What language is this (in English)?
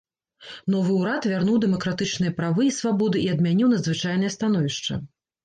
Belarusian